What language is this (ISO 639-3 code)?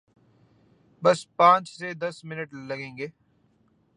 urd